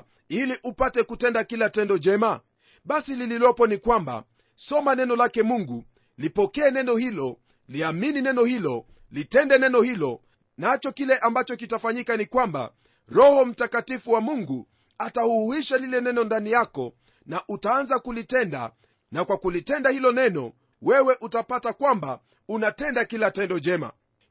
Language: Swahili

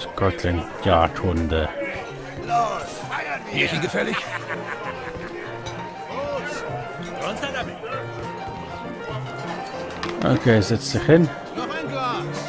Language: German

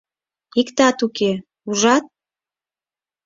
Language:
Mari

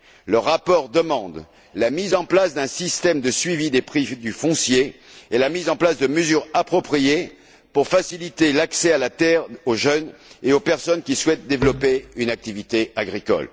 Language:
French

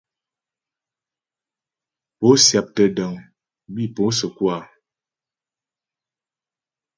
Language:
Ghomala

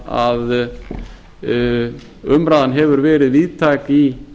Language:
Icelandic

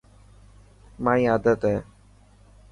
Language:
Dhatki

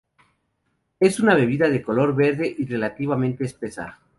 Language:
Spanish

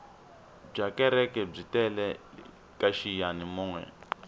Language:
Tsonga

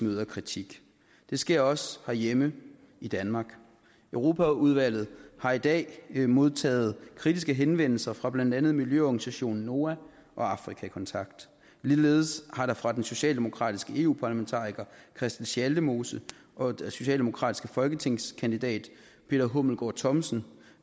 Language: Danish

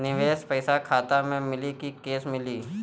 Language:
Bhojpuri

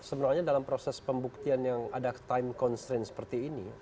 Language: Indonesian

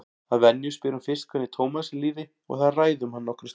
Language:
Icelandic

